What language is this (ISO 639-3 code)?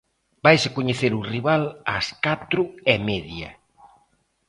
glg